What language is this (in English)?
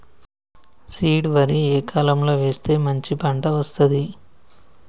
Telugu